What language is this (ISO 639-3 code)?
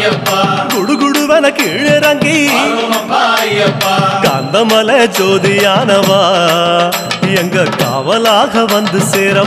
tur